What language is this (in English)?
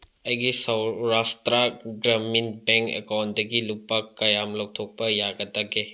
Manipuri